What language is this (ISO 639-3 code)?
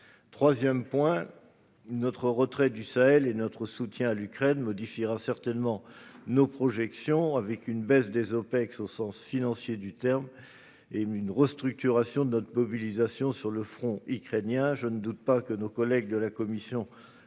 fra